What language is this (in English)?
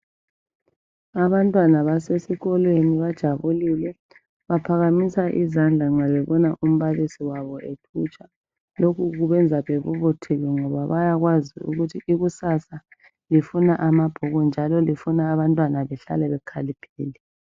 North Ndebele